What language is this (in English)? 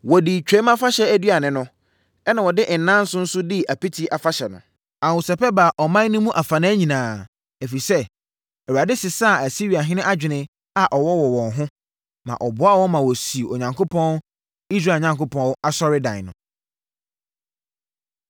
Akan